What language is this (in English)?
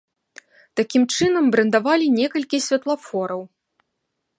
Belarusian